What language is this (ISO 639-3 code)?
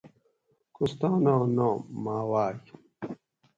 gwc